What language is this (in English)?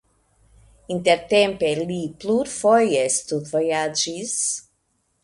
Esperanto